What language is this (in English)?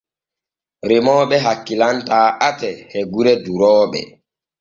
Borgu Fulfulde